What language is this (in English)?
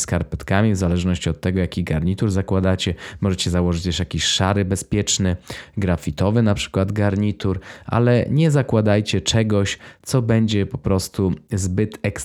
Polish